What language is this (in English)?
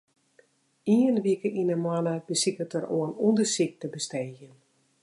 Western Frisian